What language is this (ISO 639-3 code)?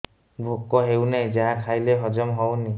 ori